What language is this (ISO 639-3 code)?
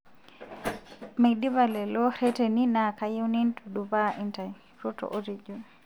mas